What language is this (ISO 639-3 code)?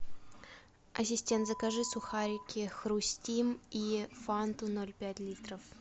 rus